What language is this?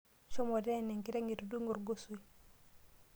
Masai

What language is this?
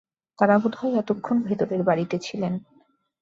Bangla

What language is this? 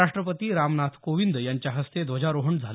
Marathi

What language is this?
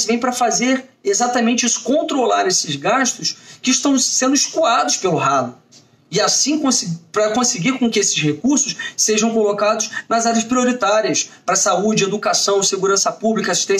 Portuguese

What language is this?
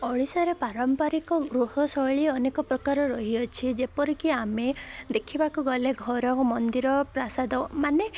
Odia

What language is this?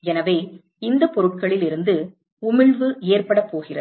Tamil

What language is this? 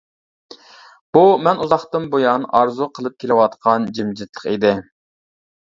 Uyghur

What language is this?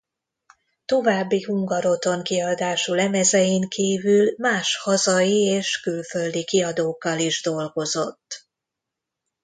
Hungarian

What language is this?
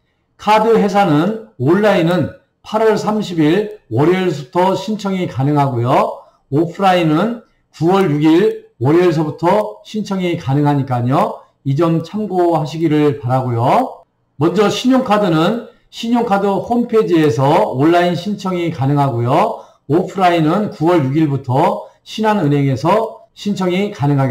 Korean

